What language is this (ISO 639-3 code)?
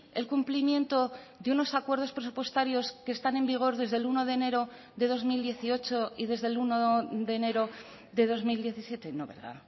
spa